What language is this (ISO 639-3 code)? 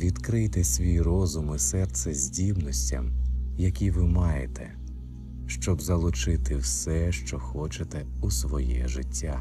ukr